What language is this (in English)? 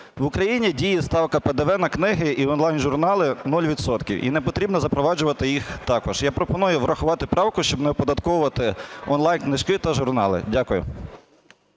Ukrainian